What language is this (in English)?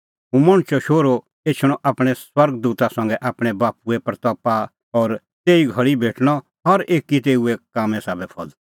Kullu Pahari